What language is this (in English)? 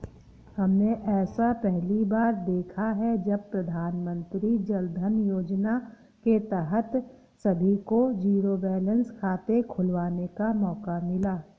Hindi